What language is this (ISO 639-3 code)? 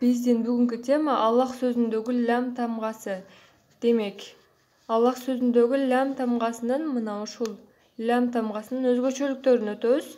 tur